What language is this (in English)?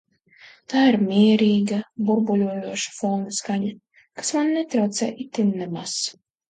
Latvian